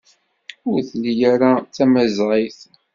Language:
Kabyle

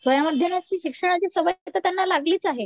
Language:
Marathi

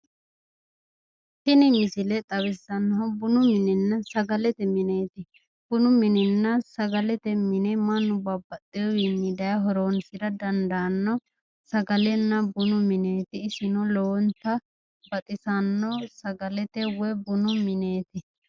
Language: Sidamo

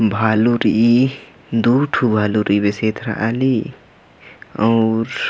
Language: Kurukh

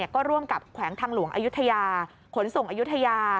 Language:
Thai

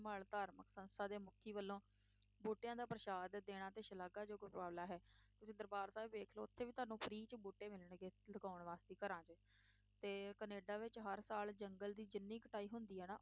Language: Punjabi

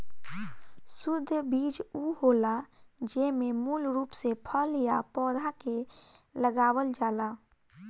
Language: Bhojpuri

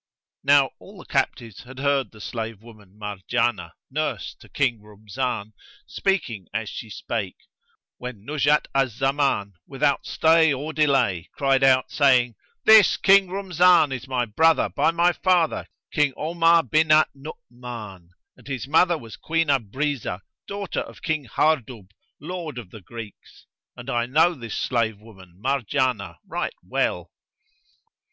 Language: English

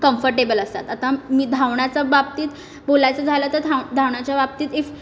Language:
Marathi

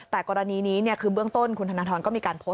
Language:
Thai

